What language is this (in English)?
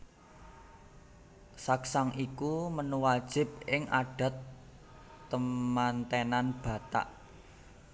Javanese